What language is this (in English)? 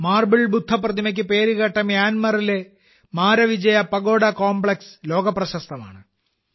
Malayalam